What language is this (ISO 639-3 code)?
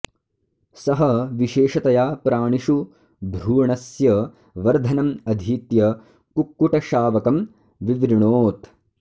san